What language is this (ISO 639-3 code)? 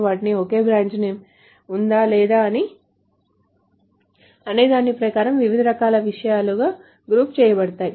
tel